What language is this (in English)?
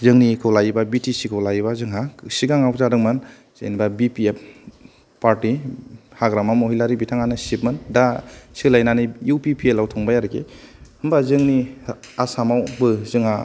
Bodo